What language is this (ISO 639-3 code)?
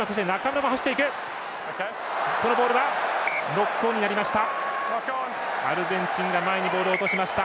jpn